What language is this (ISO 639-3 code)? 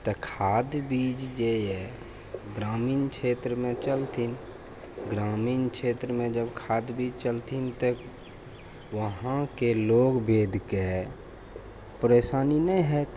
mai